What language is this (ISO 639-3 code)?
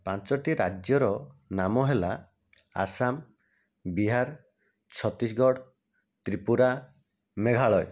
ori